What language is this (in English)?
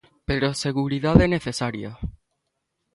Galician